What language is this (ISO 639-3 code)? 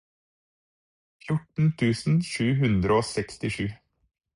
nob